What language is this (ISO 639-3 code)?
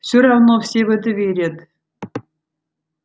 rus